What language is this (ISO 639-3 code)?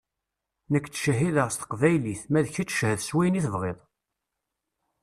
kab